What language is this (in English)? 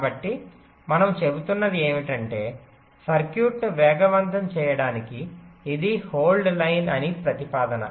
Telugu